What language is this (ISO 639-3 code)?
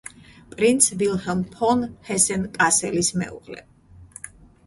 kat